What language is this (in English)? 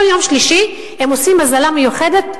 Hebrew